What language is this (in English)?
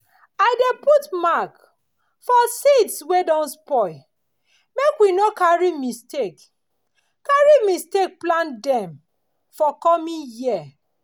Nigerian Pidgin